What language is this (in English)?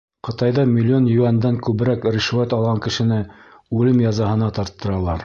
Bashkir